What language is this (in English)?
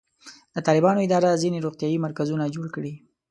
Pashto